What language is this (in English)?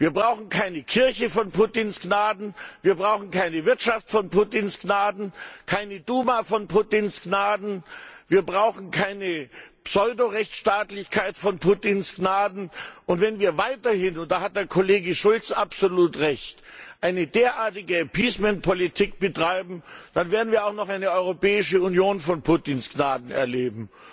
German